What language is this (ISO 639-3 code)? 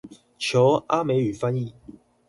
zho